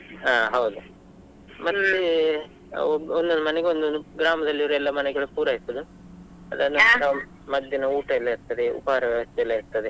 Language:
Kannada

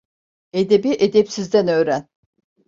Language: Turkish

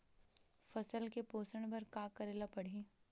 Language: Chhattisgarhi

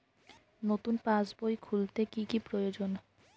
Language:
Bangla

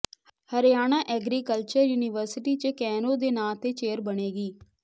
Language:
Punjabi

